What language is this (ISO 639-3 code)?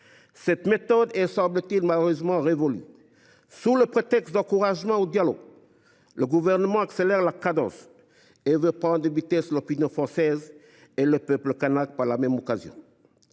fra